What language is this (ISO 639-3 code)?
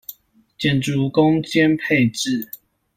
zho